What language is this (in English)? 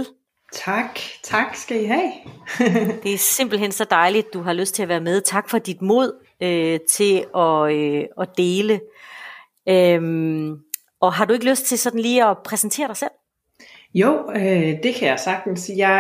Danish